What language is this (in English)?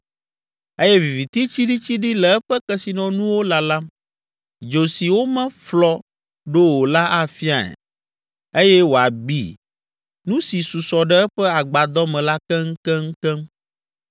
Ewe